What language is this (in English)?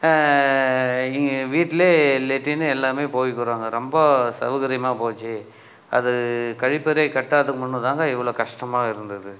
Tamil